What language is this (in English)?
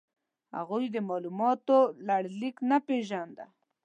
Pashto